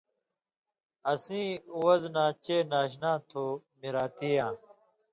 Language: Indus Kohistani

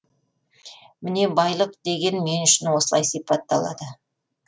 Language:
Kazakh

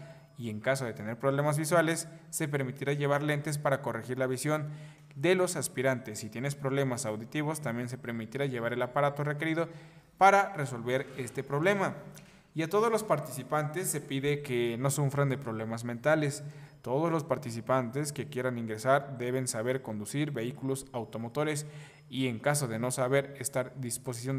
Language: Spanish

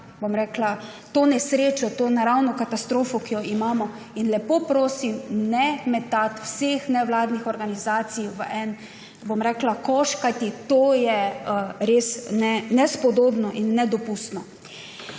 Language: Slovenian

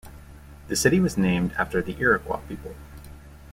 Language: English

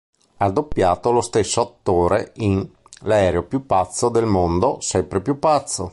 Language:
Italian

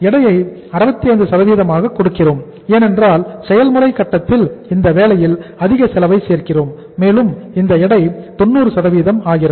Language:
Tamil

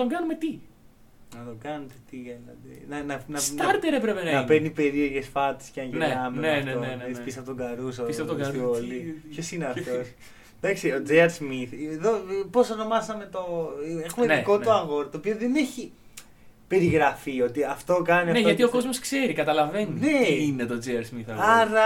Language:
Greek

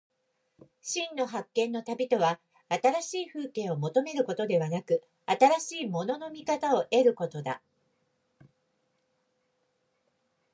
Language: Japanese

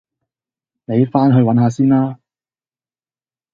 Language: Cantonese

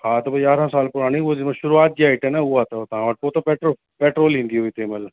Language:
Sindhi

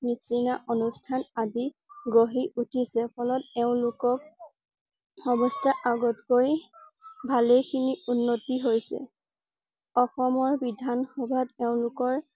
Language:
Assamese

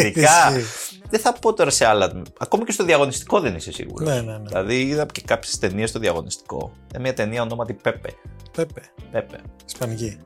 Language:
Greek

